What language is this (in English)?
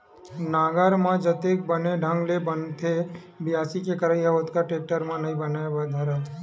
Chhattisgarhi